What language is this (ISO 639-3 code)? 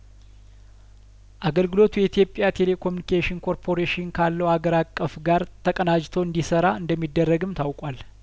amh